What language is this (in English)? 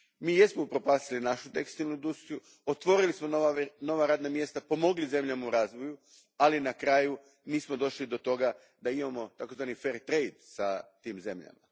Croatian